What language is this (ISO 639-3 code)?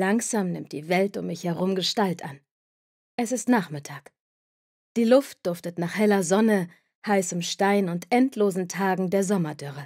deu